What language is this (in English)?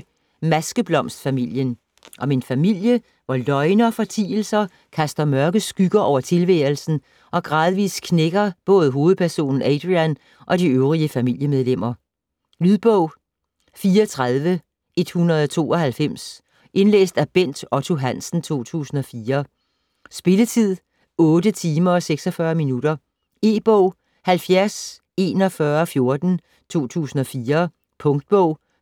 Danish